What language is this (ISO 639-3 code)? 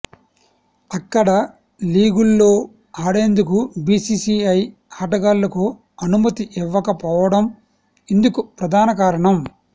tel